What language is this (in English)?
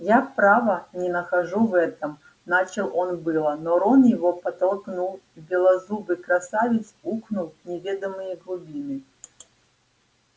Russian